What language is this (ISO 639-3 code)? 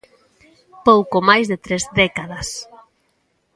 glg